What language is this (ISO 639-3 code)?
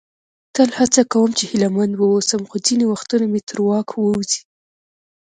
pus